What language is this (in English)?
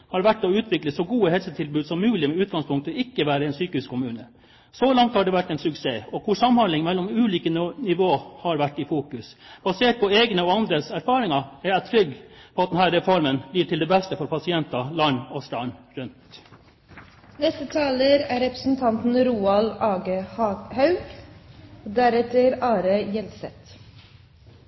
Norwegian